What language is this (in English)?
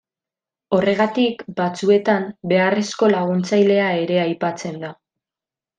Basque